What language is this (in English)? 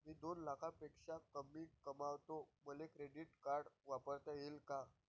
Marathi